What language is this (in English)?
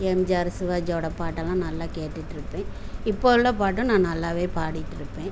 Tamil